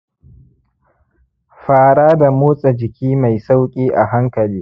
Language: Hausa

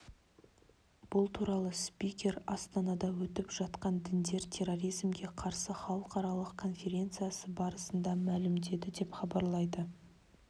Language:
Kazakh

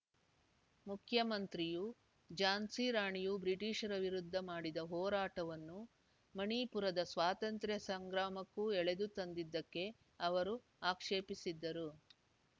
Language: Kannada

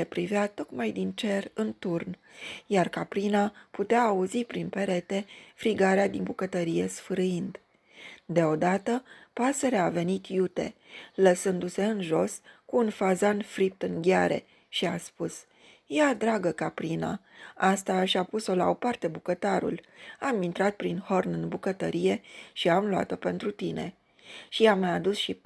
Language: Romanian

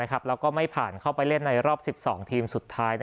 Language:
Thai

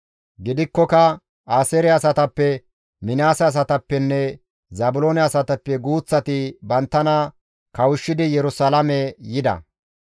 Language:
Gamo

